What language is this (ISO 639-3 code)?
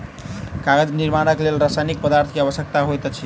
mai